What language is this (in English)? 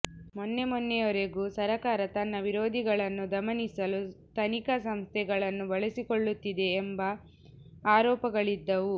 Kannada